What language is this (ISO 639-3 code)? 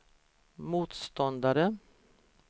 swe